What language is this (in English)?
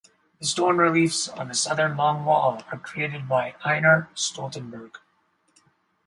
English